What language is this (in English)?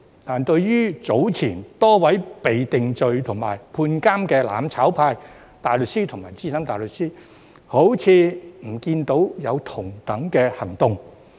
Cantonese